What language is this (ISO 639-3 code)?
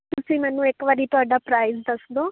pan